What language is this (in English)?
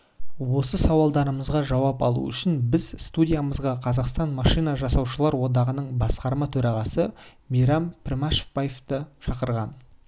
Kazakh